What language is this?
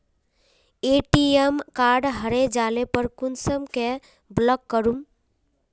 Magahi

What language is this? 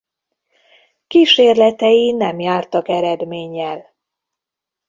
Hungarian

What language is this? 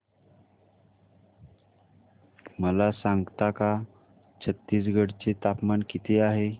Marathi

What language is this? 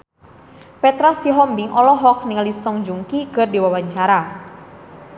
Sundanese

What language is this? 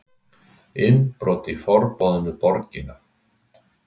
Icelandic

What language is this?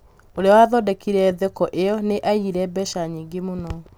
Kikuyu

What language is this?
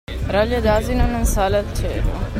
Italian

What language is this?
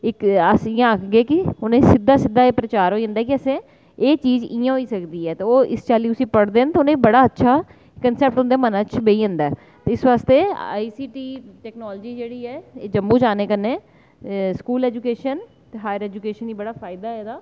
Dogri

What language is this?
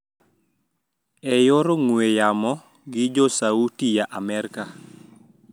Luo (Kenya and Tanzania)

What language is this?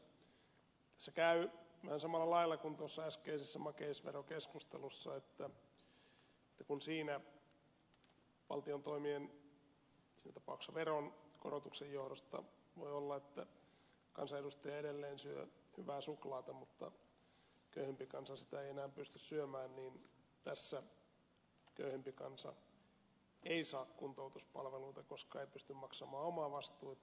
Finnish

